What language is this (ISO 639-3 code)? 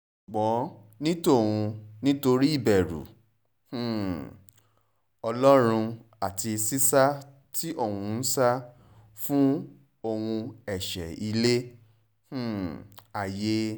yor